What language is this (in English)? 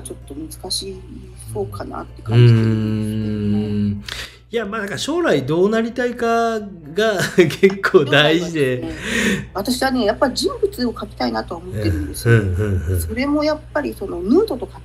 Japanese